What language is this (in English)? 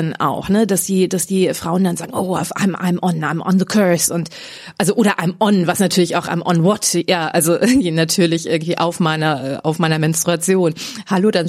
German